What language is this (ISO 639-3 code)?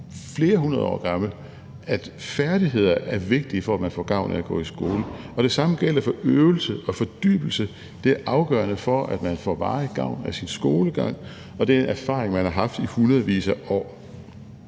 dan